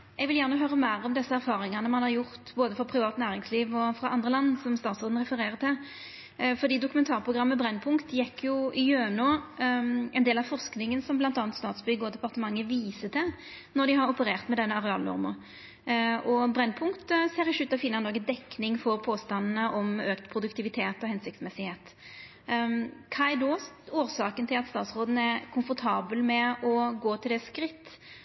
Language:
Norwegian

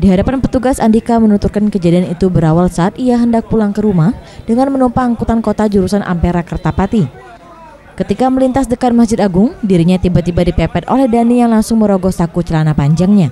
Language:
Indonesian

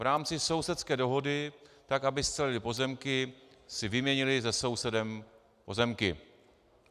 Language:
Czech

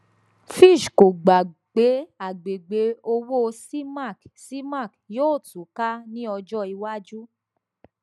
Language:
Yoruba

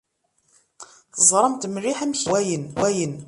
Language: Kabyle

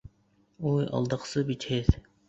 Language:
Bashkir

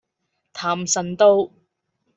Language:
Cantonese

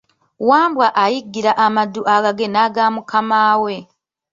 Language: Ganda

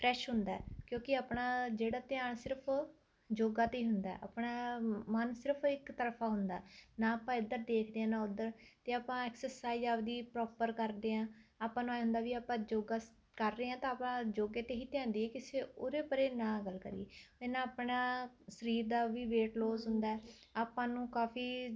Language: Punjabi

